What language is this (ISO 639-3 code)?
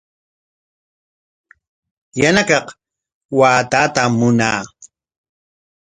qwa